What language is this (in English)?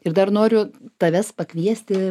Lithuanian